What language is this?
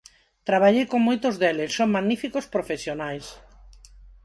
Galician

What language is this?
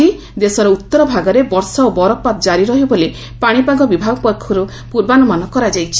Odia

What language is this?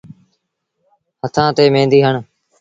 Sindhi Bhil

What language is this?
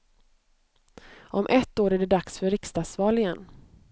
Swedish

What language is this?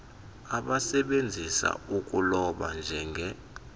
Xhosa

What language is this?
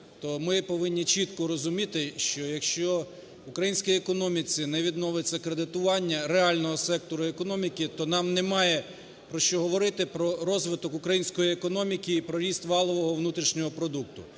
Ukrainian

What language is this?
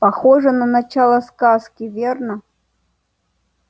Russian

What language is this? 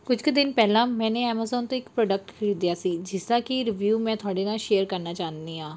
Punjabi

